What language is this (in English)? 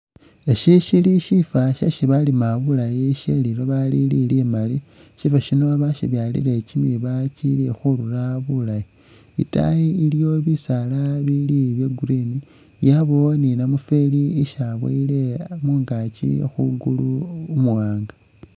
Masaaba